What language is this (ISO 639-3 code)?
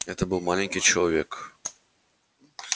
rus